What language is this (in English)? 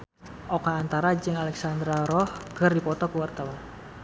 Sundanese